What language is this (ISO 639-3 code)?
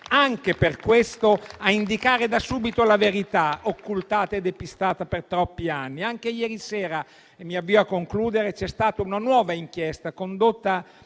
ita